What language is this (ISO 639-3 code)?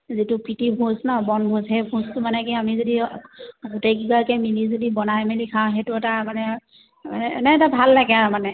asm